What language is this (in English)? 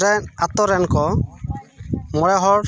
Santali